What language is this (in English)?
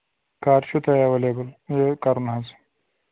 Kashmiri